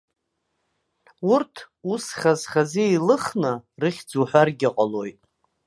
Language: Abkhazian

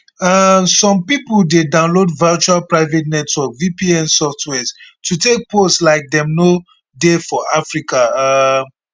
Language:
Nigerian Pidgin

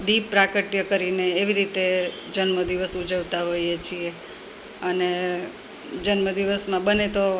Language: Gujarati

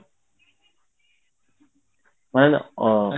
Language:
Odia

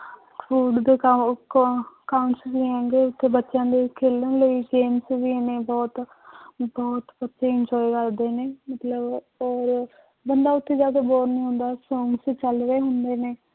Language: Punjabi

